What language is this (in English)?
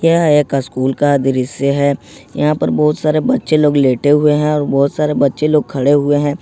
Hindi